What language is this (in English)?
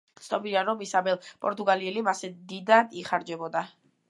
Georgian